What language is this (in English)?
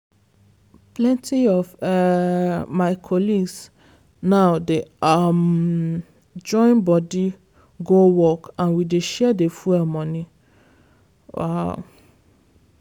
Nigerian Pidgin